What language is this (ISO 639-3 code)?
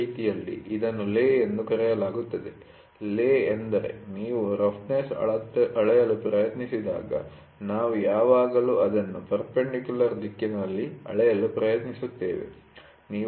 kan